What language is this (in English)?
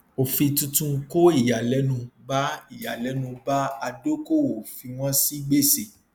Yoruba